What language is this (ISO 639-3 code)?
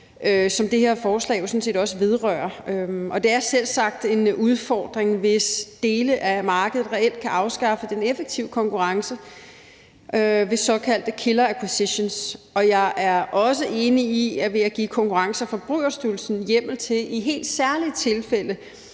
dan